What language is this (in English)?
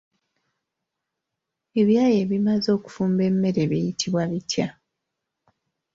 Ganda